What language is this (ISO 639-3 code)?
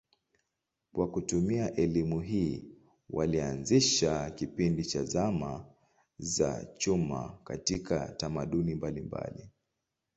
swa